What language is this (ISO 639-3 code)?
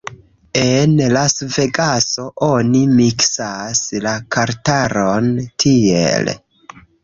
epo